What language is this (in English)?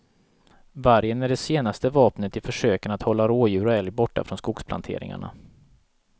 Swedish